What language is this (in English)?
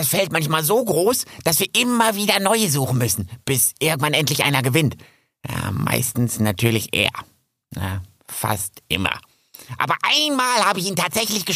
German